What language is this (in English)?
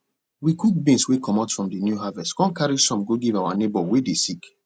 Nigerian Pidgin